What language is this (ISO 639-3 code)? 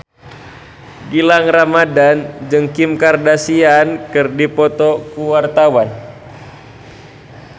sun